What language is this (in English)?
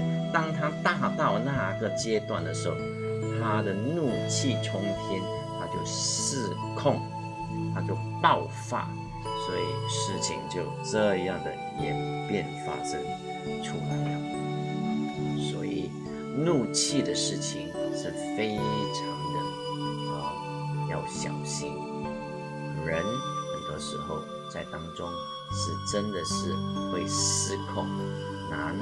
Chinese